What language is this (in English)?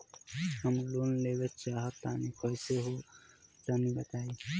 Bhojpuri